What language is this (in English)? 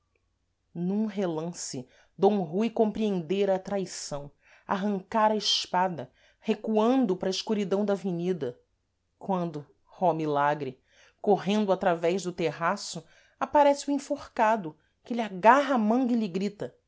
Portuguese